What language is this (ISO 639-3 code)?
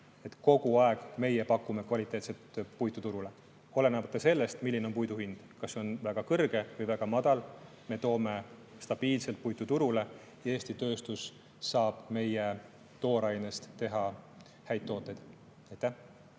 est